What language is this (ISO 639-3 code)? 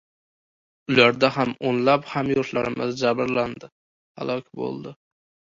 uzb